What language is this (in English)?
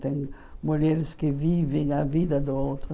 Portuguese